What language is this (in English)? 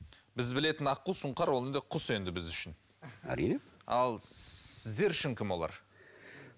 Kazakh